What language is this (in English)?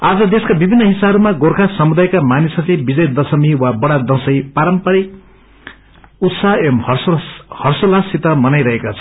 Nepali